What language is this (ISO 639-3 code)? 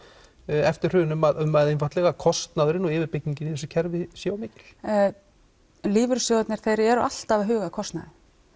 isl